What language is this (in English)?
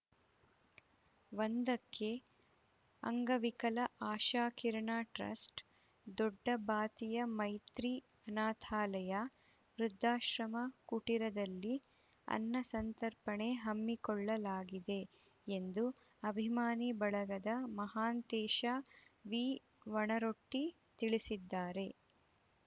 Kannada